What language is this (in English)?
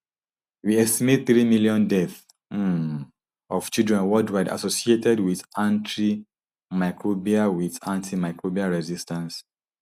Nigerian Pidgin